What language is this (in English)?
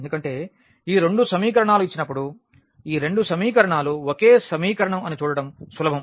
Telugu